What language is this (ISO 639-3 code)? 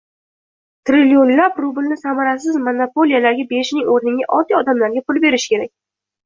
uzb